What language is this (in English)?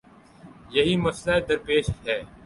Urdu